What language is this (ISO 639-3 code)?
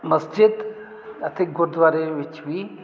pan